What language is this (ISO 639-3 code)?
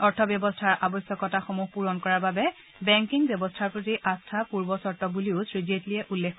asm